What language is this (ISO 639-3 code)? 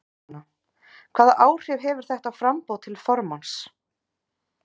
isl